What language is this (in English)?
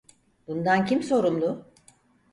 Turkish